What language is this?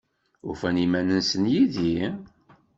Kabyle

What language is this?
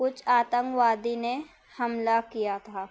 Urdu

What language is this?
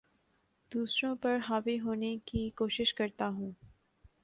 Urdu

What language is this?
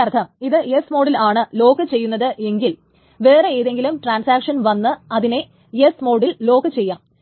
Malayalam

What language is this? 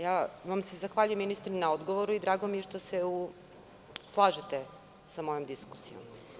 Serbian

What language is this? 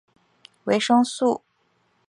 Chinese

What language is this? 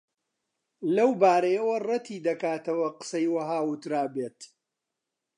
Central Kurdish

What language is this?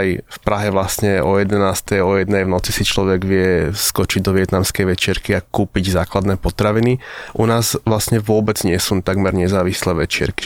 Slovak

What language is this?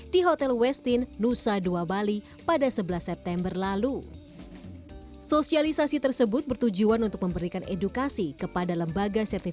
Indonesian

